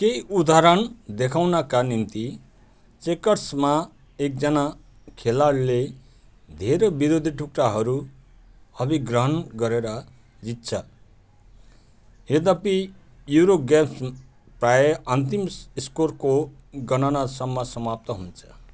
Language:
Nepali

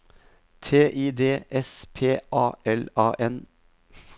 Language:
Norwegian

